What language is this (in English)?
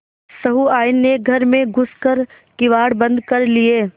Hindi